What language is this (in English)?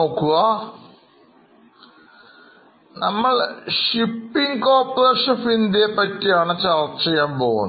Malayalam